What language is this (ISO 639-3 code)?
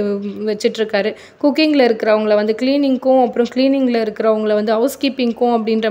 hin